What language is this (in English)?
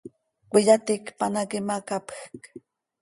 Seri